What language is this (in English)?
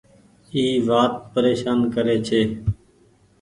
Goaria